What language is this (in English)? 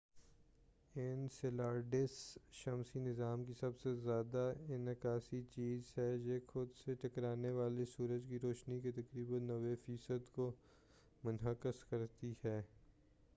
Urdu